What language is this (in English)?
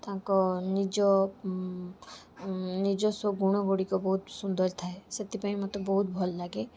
Odia